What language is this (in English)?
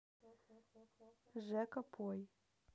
Russian